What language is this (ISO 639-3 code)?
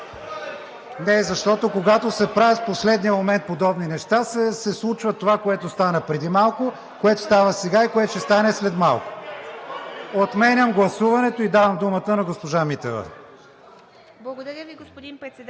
bul